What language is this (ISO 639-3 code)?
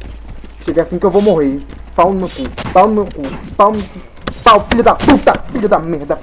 por